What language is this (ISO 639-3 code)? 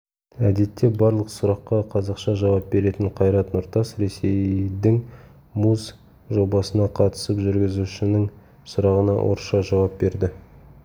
kaz